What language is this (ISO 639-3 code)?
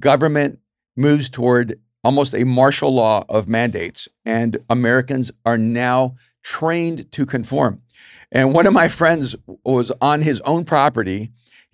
eng